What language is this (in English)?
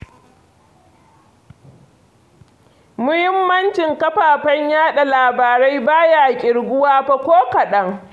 Hausa